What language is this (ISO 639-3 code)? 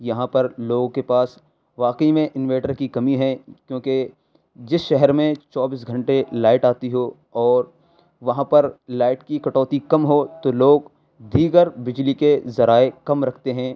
urd